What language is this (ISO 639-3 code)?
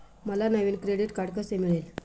mar